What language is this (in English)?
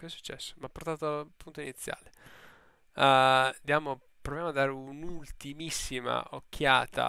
Italian